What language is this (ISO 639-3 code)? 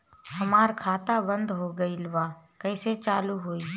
bho